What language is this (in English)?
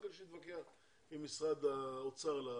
Hebrew